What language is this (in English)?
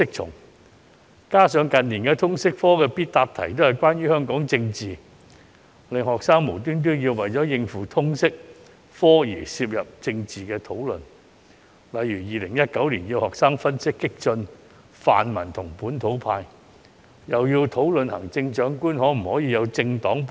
Cantonese